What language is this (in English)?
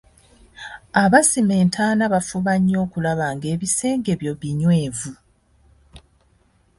Ganda